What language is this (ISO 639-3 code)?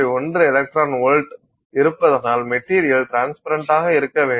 tam